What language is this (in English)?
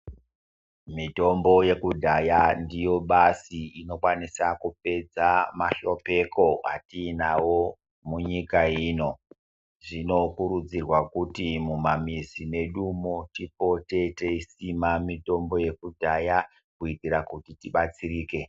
Ndau